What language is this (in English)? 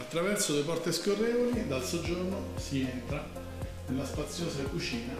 Italian